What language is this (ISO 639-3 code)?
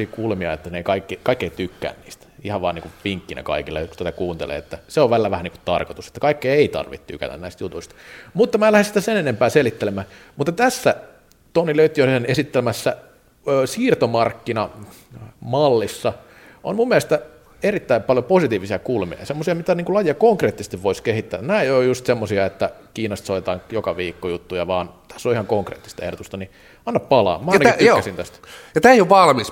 fin